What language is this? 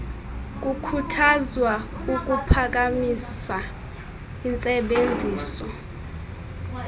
Xhosa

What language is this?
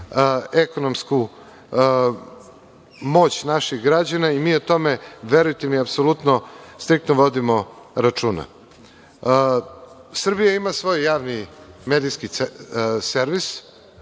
Serbian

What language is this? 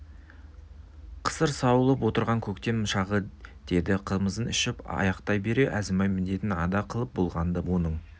Kazakh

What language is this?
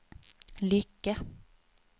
Swedish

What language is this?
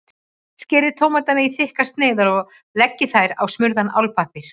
Icelandic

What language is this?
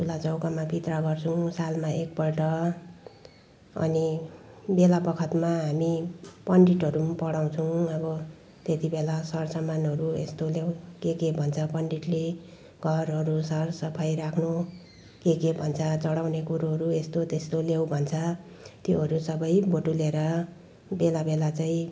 Nepali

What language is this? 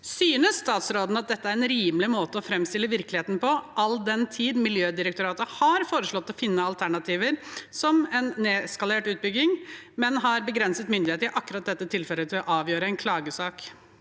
Norwegian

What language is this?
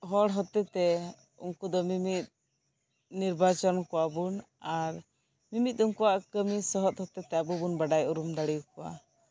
Santali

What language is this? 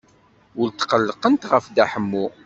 Kabyle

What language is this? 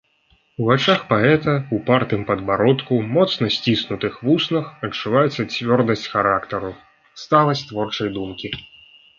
Belarusian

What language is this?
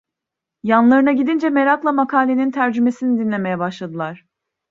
Turkish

